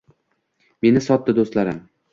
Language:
Uzbek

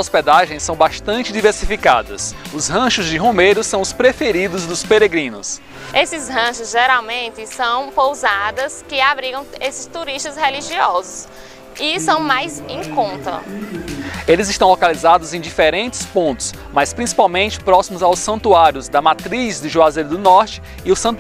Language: Portuguese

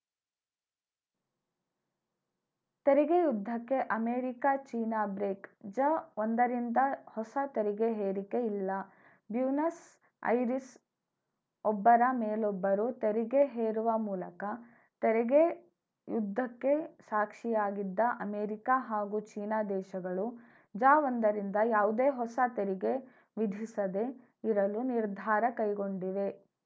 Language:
Kannada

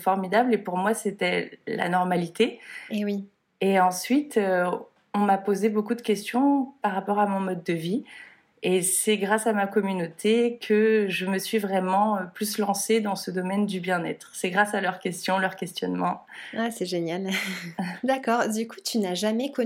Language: French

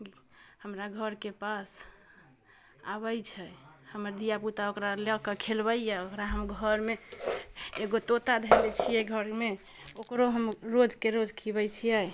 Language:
Maithili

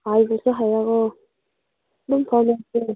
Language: Manipuri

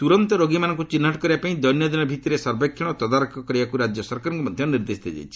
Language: Odia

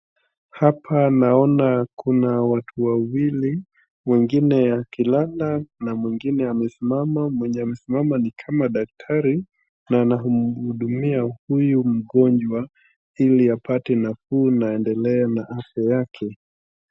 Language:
Swahili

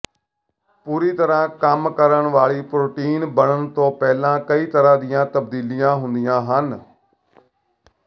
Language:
Punjabi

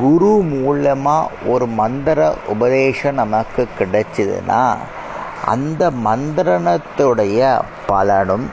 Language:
Tamil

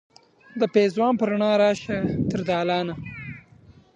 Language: Pashto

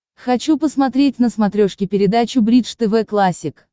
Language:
Russian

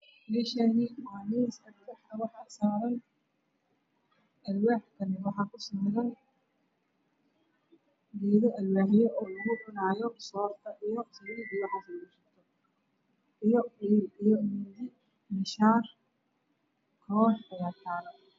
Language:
Somali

